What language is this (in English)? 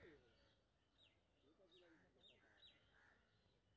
Maithili